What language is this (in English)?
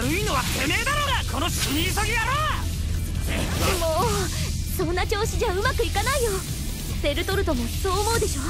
Japanese